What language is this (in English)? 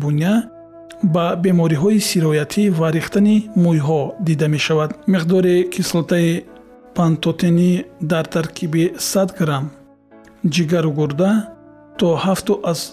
Persian